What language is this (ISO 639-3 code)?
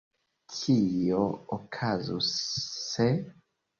epo